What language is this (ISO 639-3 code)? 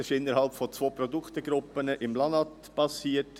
gsw